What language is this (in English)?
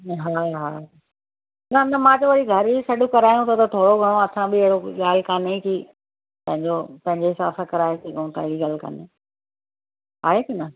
Sindhi